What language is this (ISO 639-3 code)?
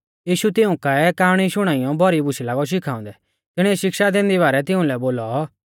bfz